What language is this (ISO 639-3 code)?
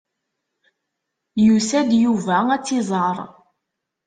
kab